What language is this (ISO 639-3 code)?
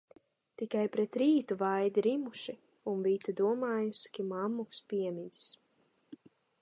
lav